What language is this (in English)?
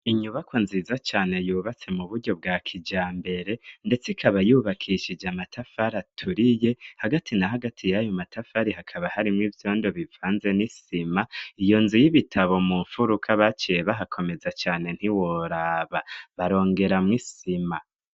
Rundi